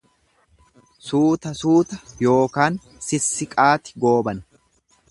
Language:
Oromo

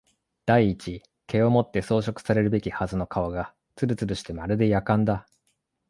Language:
Japanese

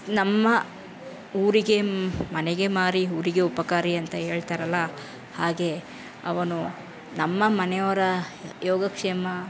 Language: Kannada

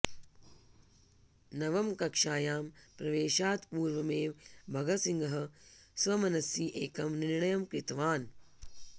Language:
Sanskrit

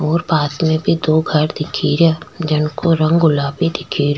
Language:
Rajasthani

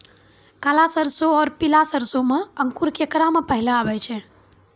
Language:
Maithili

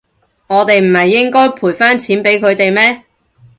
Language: Cantonese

